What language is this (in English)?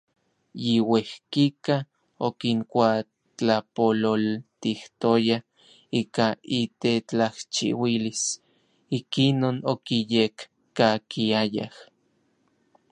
Orizaba Nahuatl